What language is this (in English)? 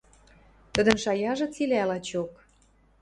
Western Mari